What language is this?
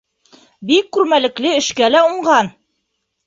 Bashkir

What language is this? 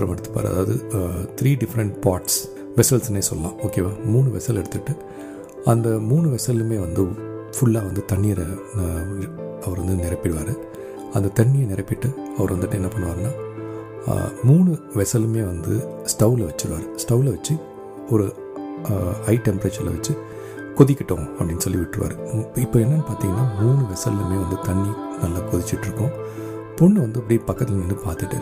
Tamil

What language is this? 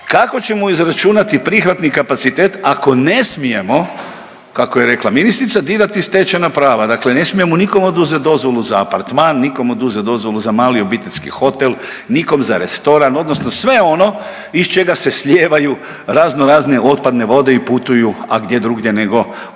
Croatian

